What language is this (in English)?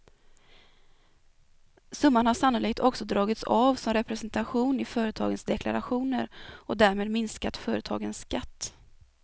Swedish